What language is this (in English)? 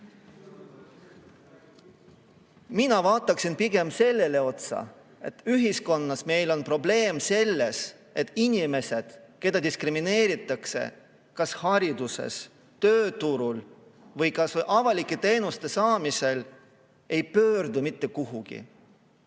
Estonian